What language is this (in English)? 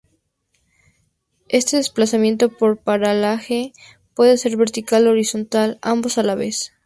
Spanish